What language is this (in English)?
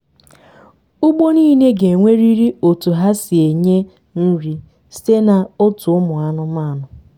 Igbo